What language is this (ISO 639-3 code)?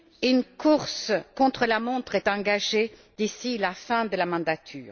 fra